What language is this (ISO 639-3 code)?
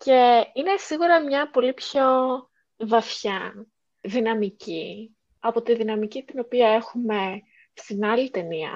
ell